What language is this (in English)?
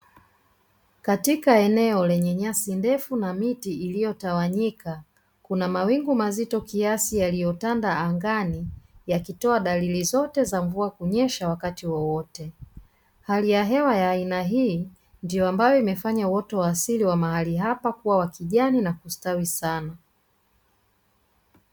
Swahili